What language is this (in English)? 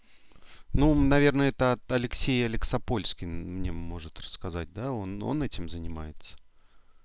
Russian